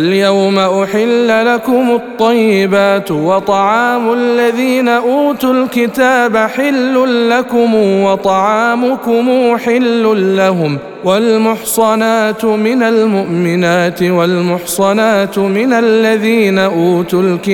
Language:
Arabic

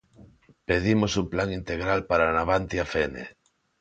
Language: Galician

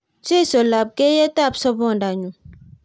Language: Kalenjin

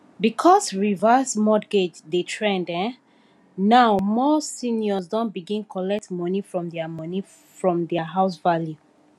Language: Nigerian Pidgin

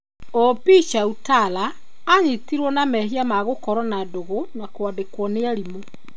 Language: Kikuyu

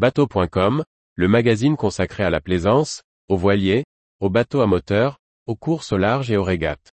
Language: French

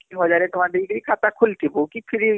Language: Odia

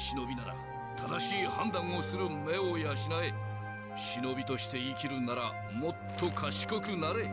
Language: Japanese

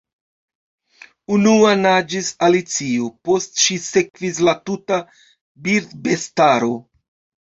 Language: Esperanto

